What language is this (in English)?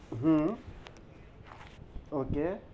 Bangla